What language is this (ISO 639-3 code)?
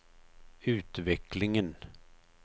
swe